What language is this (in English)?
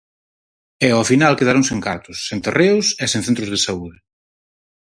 Galician